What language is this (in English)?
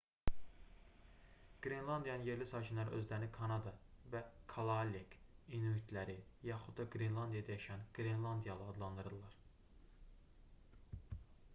Azerbaijani